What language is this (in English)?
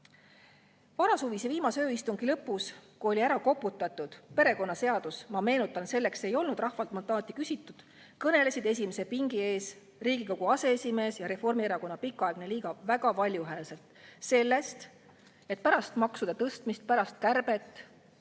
Estonian